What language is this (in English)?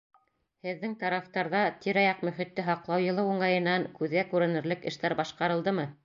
Bashkir